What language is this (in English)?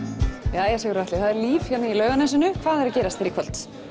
Icelandic